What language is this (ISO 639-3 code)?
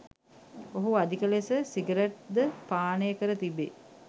sin